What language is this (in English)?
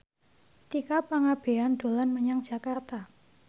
Javanese